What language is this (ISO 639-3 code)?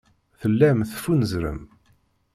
kab